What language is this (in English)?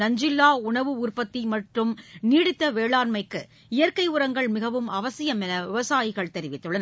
Tamil